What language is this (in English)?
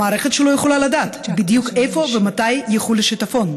Hebrew